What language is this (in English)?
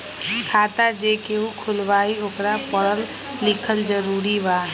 Magahi